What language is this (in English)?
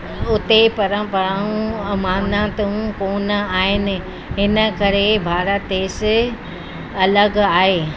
Sindhi